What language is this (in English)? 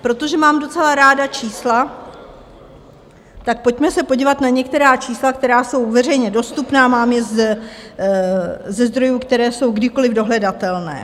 Czech